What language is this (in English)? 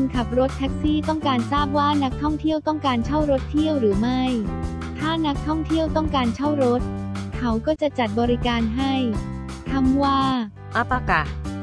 Thai